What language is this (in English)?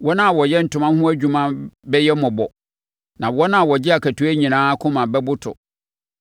Akan